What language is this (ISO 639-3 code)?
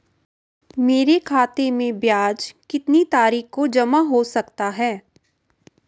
hin